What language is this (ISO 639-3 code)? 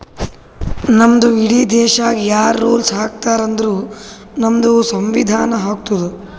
kan